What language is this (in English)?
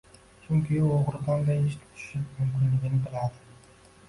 Uzbek